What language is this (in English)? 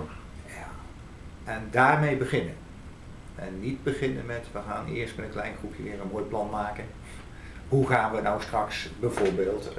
Dutch